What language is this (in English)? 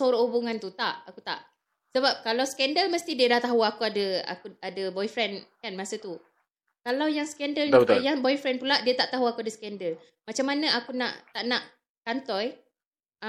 Malay